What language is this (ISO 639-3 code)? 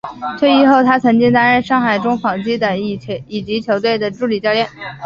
zho